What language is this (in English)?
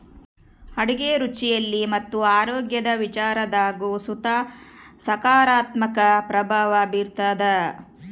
Kannada